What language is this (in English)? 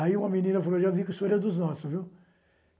Portuguese